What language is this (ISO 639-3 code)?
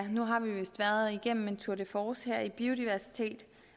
dan